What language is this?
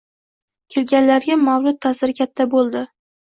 Uzbek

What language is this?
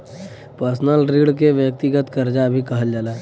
Bhojpuri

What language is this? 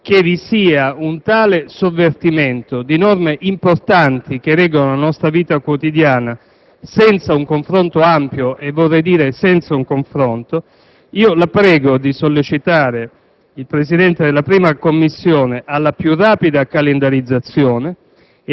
Italian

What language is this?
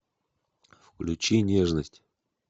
Russian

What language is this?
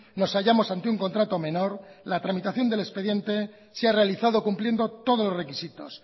Spanish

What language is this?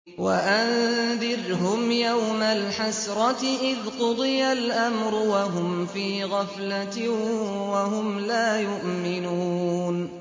Arabic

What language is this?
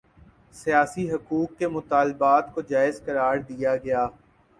Urdu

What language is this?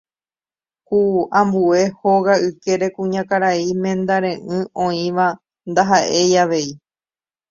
Guarani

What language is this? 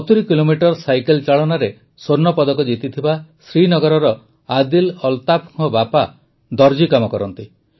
Odia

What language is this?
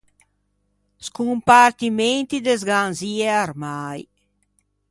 Ligurian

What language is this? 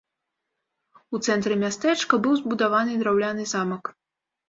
Belarusian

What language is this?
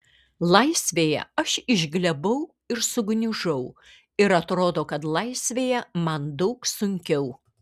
Lithuanian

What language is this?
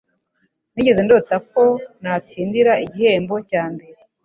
Kinyarwanda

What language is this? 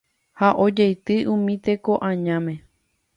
Guarani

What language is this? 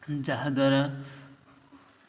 Odia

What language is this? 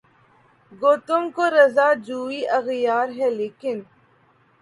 Urdu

